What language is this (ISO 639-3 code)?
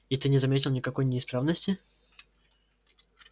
rus